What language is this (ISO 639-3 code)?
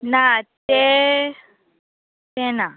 kok